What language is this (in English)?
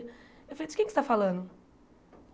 Portuguese